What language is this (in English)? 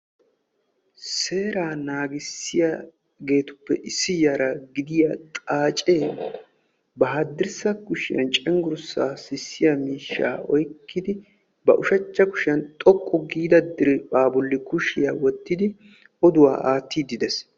Wolaytta